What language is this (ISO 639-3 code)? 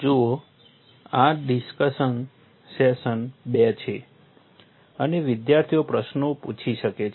guj